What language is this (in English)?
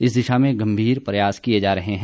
Hindi